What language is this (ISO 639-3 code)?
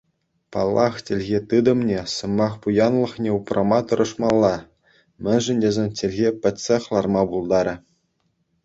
chv